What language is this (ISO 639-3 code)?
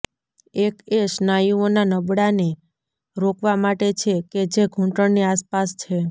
guj